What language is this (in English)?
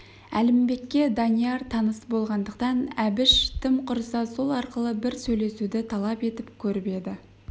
Kazakh